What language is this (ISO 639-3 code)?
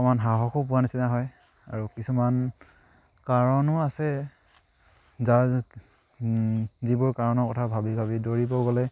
asm